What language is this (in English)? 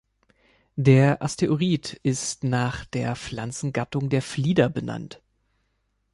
German